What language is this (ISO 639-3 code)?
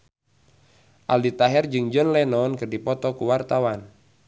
sun